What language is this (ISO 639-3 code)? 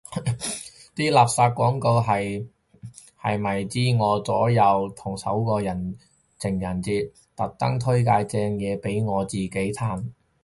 yue